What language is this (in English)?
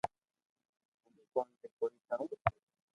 Loarki